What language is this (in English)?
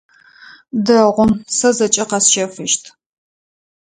Adyghe